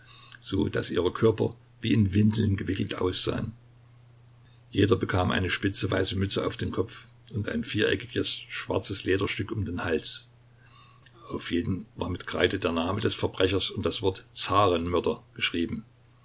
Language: German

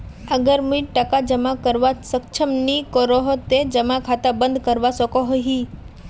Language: Magahi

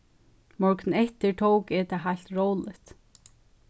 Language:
Faroese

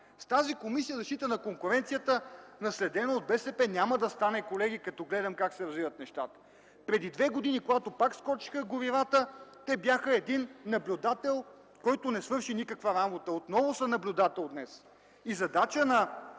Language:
Bulgarian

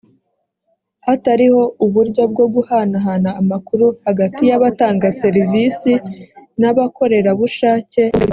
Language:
Kinyarwanda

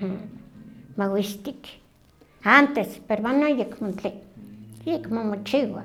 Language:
Huaxcaleca Nahuatl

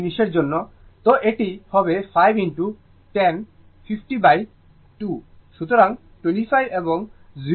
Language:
Bangla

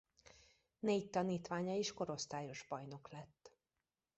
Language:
Hungarian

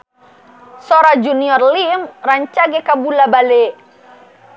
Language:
Sundanese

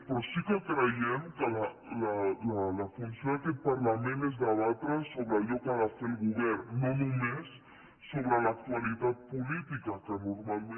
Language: Catalan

